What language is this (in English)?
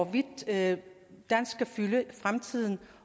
Danish